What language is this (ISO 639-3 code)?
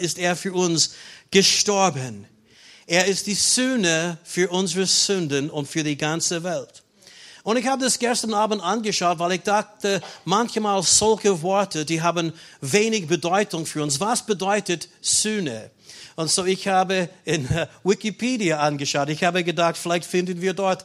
deu